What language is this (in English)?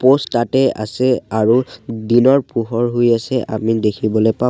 Assamese